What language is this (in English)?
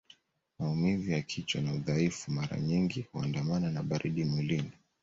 Swahili